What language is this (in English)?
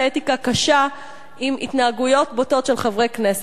Hebrew